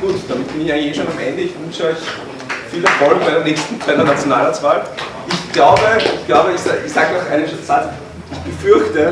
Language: German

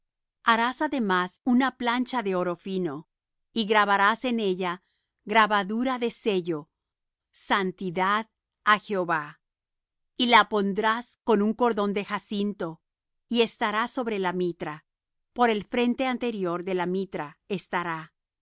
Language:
Spanish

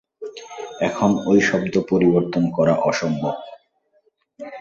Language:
Bangla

